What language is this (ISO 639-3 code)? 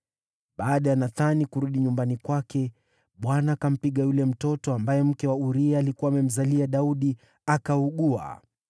swa